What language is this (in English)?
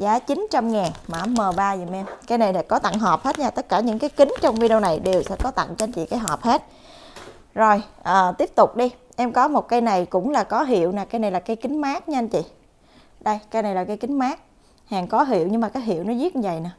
Vietnamese